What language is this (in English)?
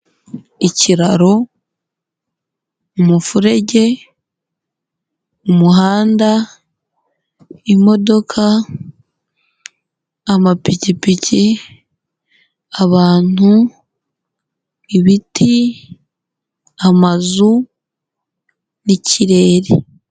Kinyarwanda